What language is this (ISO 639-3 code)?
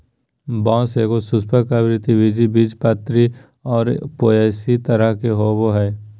mag